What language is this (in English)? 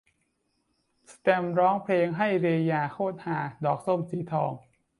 Thai